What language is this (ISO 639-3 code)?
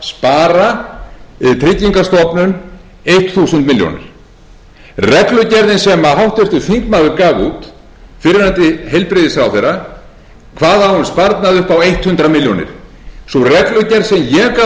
isl